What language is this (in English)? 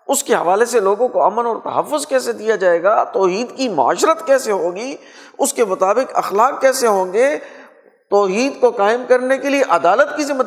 Urdu